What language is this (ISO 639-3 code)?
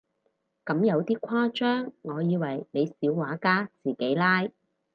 yue